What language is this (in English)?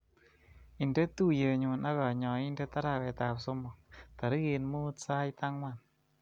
Kalenjin